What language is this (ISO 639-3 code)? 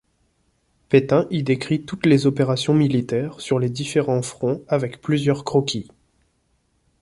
fra